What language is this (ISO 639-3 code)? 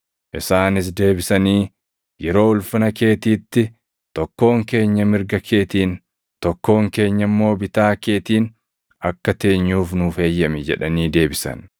orm